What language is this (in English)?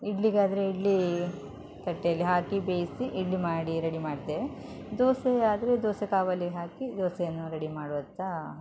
Kannada